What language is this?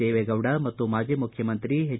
Kannada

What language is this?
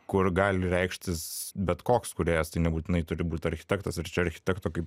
Lithuanian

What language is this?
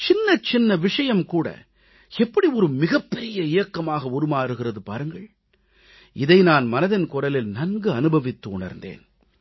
Tamil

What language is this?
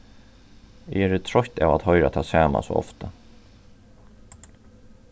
Faroese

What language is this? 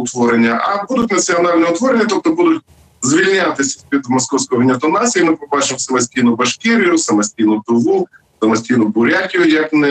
Ukrainian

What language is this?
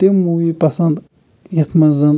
Kashmiri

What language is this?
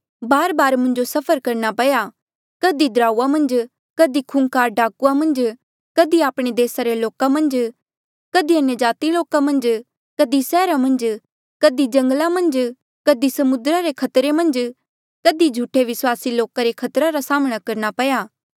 Mandeali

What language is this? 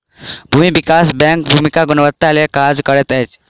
Maithili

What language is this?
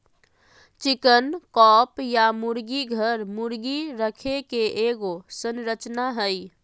Magahi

